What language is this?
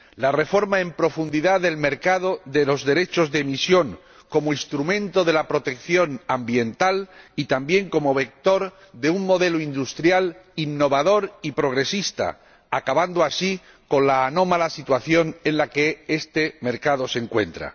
Spanish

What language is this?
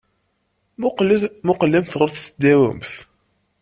Kabyle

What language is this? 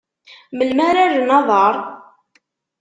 Kabyle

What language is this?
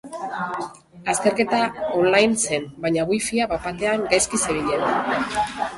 Basque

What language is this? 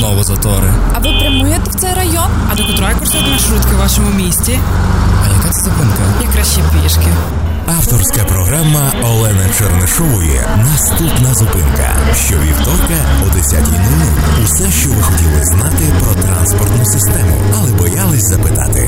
Ukrainian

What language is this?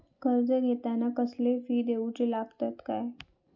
Marathi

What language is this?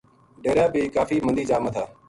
Gujari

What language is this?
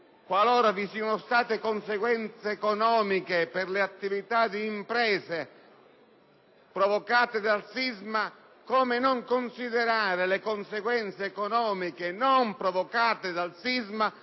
Italian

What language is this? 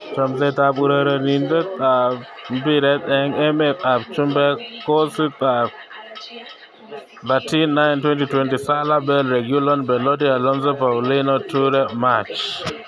Kalenjin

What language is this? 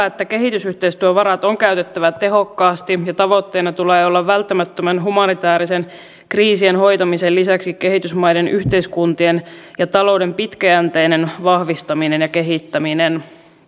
Finnish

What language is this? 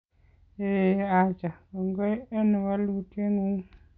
Kalenjin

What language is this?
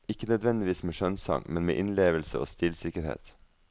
Norwegian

